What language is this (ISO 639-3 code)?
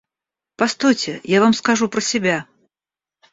rus